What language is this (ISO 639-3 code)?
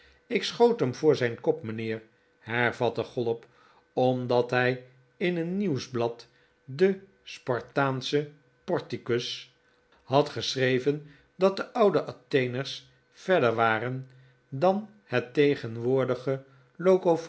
nld